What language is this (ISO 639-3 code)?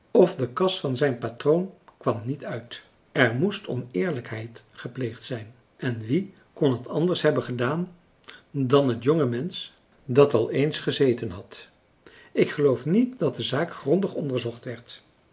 nld